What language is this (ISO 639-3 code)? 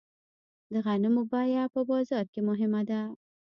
pus